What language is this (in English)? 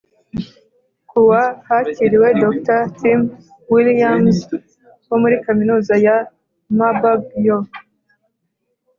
Kinyarwanda